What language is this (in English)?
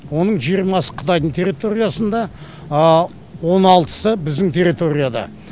Kazakh